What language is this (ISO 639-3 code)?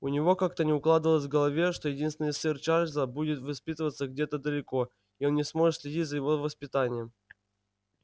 rus